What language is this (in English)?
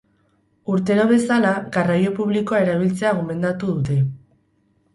Basque